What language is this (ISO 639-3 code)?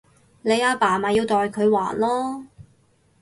yue